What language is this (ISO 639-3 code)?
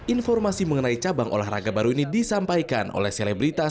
ind